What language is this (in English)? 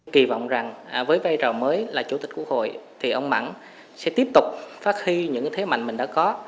Vietnamese